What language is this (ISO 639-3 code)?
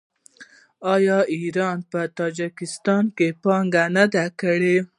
pus